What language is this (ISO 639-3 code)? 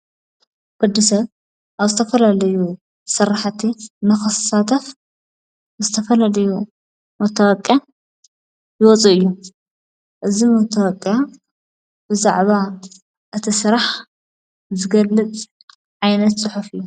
tir